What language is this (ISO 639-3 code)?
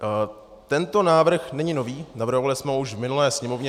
ces